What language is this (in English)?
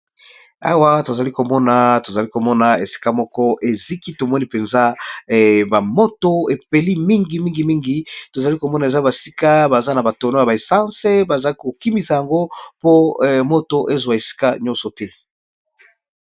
Lingala